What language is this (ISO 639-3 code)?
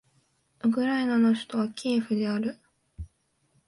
jpn